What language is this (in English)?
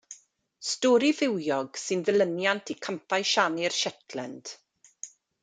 Welsh